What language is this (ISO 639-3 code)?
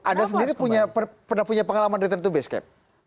ind